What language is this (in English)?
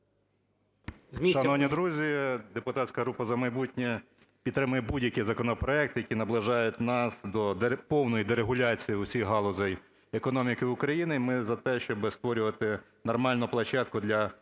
Ukrainian